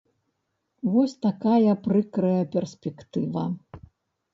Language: Belarusian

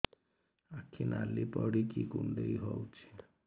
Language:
Odia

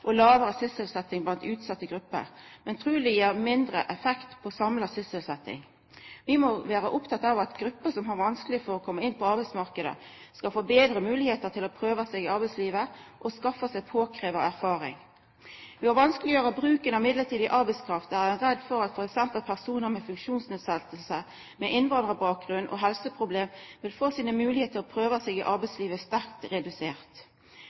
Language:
Norwegian Nynorsk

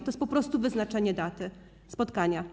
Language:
Polish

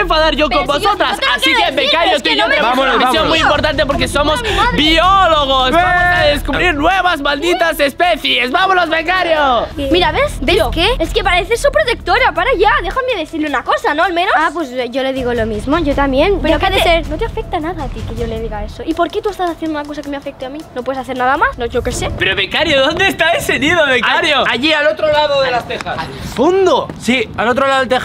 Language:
Spanish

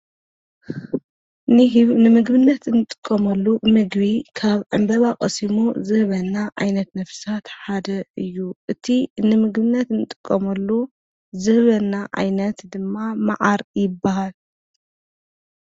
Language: Tigrinya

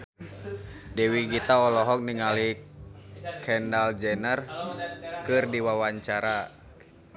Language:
Sundanese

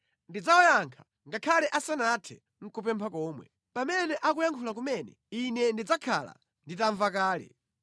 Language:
Nyanja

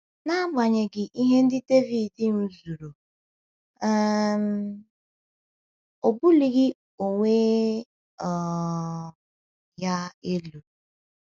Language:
Igbo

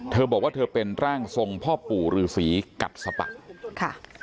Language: Thai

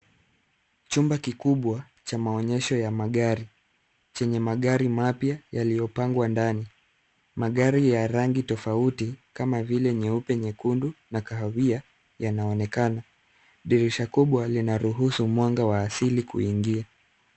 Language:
Swahili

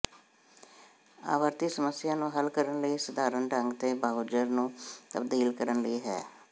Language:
Punjabi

